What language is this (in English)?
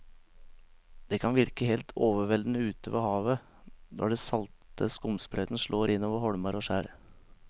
Norwegian